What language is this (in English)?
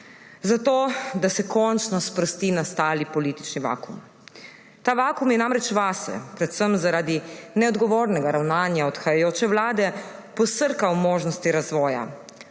Slovenian